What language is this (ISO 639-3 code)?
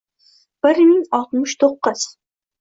uzb